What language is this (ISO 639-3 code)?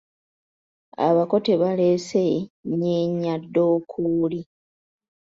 lug